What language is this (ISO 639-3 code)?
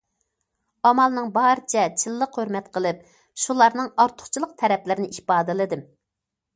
uig